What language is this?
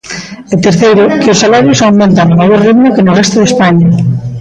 Galician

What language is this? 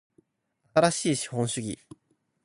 Japanese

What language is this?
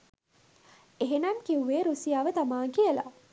Sinhala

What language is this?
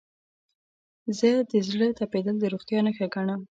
Pashto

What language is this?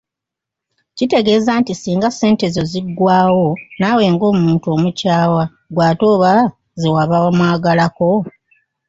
Ganda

